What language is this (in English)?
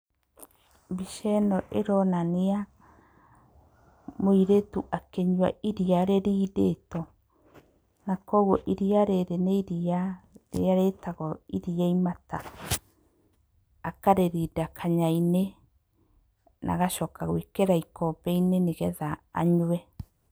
Kikuyu